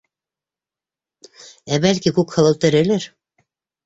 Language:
Bashkir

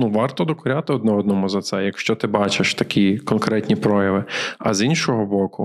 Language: Ukrainian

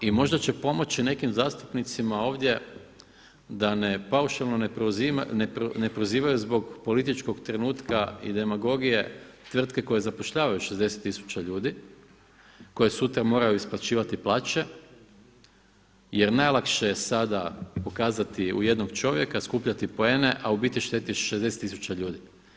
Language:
Croatian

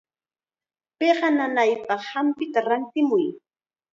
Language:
Chiquián Ancash Quechua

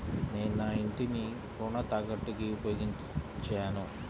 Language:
Telugu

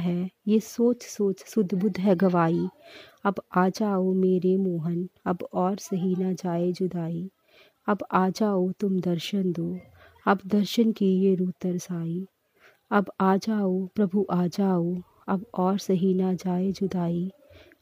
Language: Hindi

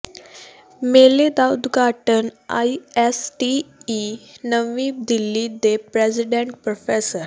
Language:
Punjabi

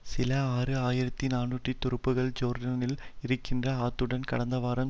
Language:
Tamil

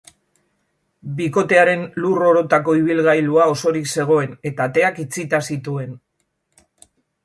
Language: Basque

